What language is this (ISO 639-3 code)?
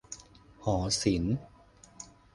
tha